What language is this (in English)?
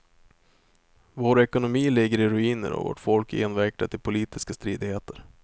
Swedish